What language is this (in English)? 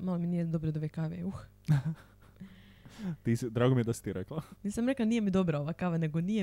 Croatian